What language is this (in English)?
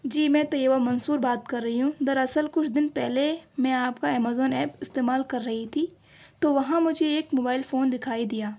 Urdu